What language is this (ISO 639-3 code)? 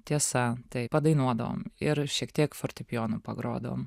lit